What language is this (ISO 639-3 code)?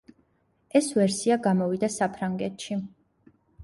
kat